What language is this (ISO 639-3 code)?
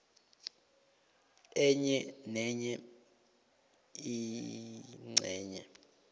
nbl